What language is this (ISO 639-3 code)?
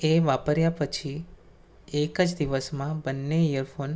guj